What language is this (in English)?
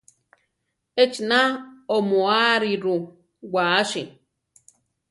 Central Tarahumara